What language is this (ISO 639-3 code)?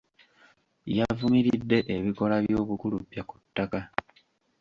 lug